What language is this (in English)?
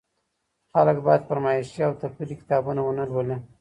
Pashto